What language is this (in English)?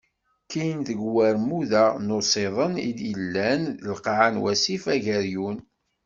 Kabyle